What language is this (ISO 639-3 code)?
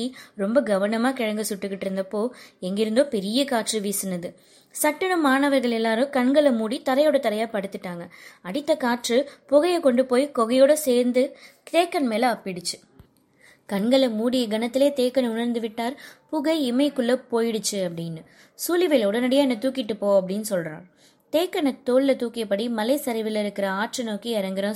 tam